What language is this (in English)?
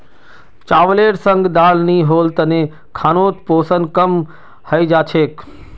Magahi